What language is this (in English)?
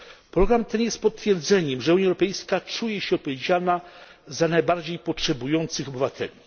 Polish